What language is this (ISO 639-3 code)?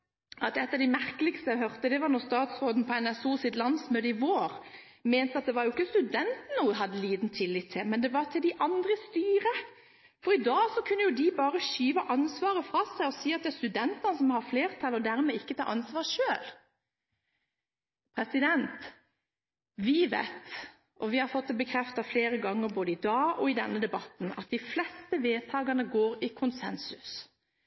nob